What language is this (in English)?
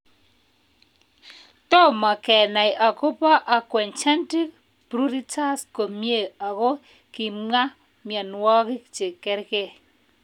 Kalenjin